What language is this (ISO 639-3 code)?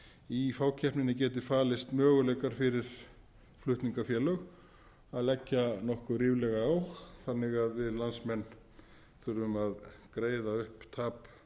isl